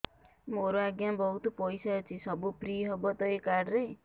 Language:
Odia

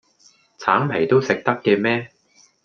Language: Cantonese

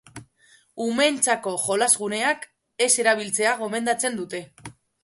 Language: Basque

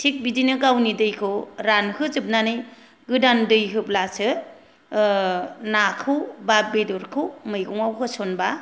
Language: Bodo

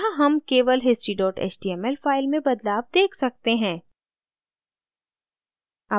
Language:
Hindi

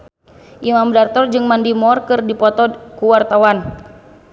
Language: Sundanese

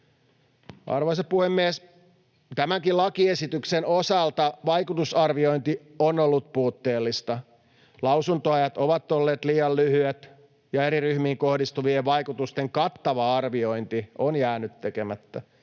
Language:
Finnish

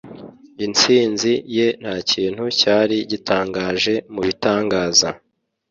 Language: Kinyarwanda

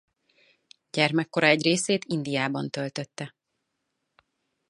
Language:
Hungarian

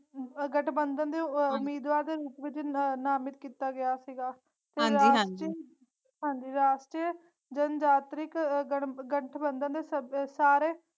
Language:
Punjabi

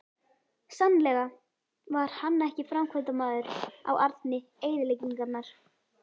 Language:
Icelandic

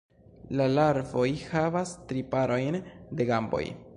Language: Esperanto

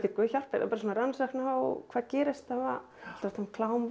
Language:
Icelandic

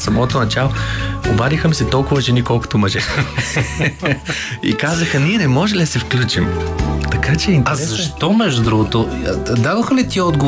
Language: Bulgarian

